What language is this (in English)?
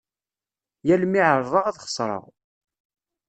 Kabyle